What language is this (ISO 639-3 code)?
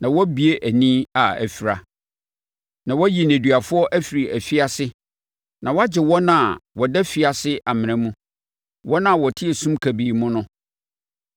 aka